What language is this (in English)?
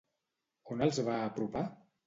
Catalan